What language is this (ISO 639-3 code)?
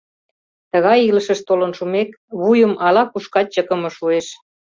chm